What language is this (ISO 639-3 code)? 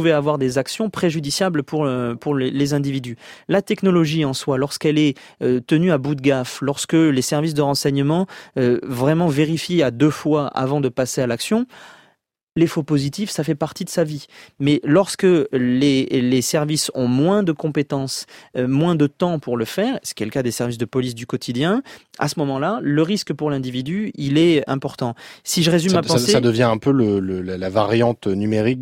fra